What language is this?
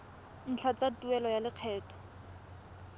Tswana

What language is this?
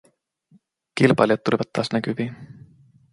Finnish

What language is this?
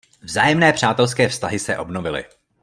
Czech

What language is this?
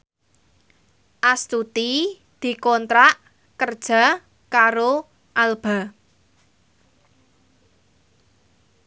Javanese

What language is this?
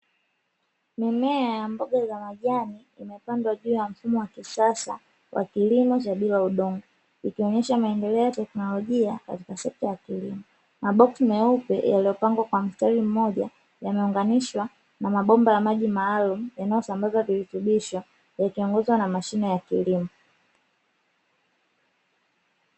Swahili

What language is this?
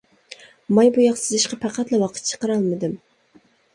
Uyghur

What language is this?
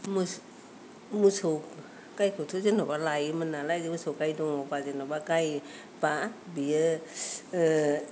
Bodo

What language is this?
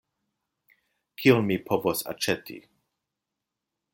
Esperanto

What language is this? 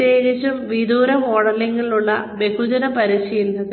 Malayalam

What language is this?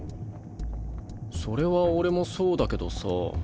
Japanese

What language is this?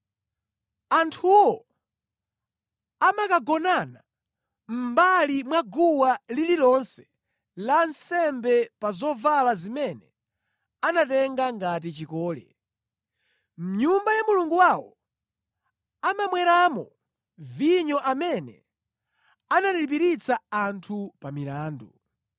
Nyanja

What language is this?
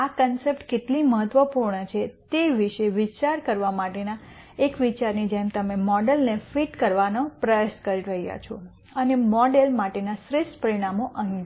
Gujarati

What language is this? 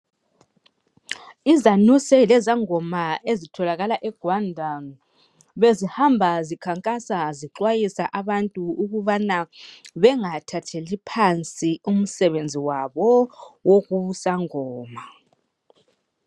North Ndebele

